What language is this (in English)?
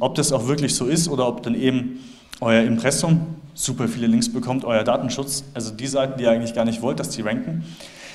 German